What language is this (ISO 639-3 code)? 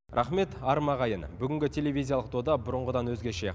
kaz